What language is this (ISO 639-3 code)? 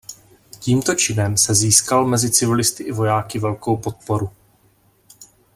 ces